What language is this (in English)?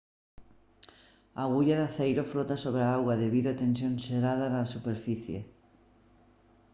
Galician